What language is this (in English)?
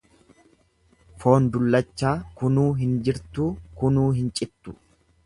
Oromo